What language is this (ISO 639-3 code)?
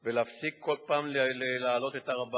heb